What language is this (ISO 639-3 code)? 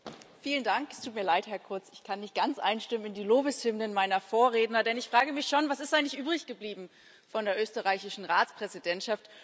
deu